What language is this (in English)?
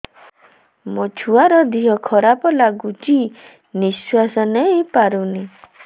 Odia